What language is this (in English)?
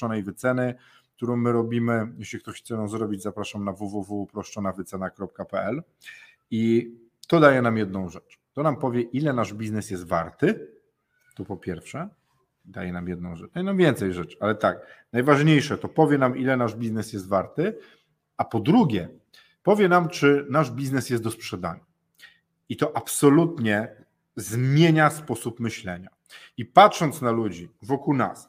Polish